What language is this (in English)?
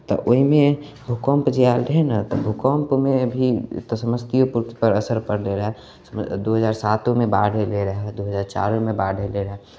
Maithili